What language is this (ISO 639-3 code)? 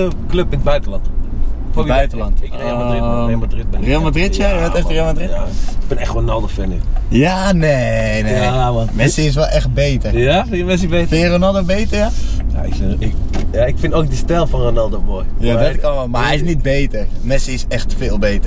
nld